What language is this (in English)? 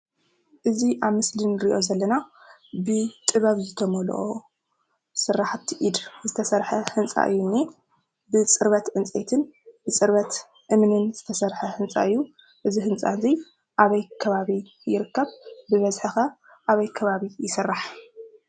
Tigrinya